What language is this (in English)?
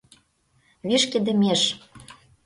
Mari